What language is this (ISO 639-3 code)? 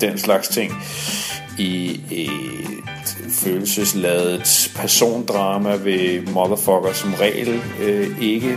dan